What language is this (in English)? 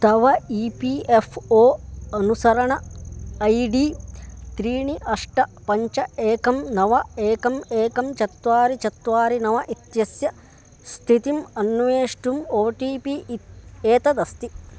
Sanskrit